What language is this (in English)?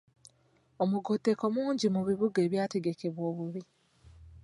Ganda